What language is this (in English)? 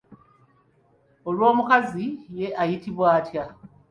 Ganda